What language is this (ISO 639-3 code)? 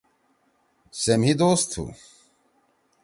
trw